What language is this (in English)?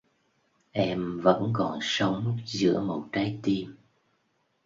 Vietnamese